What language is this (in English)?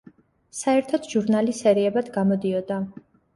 Georgian